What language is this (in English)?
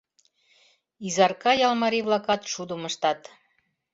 Mari